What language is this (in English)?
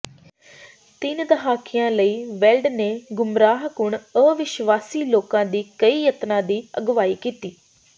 Punjabi